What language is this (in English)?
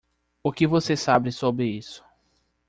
Portuguese